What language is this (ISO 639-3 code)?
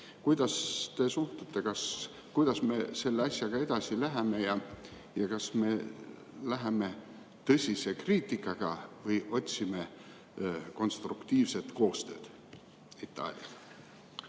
est